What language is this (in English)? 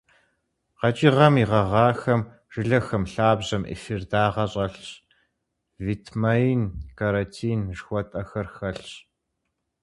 Kabardian